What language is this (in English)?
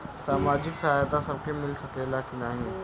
Bhojpuri